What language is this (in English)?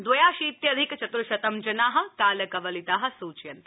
Sanskrit